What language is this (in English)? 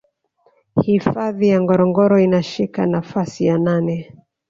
Swahili